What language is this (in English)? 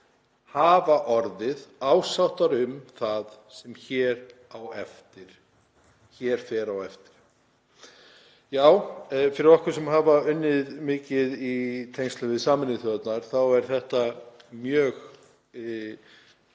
Icelandic